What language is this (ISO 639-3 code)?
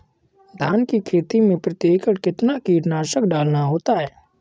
hin